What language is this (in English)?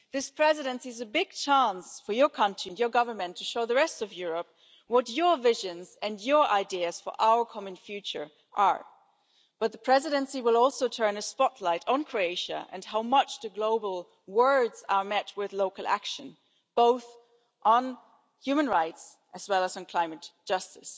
English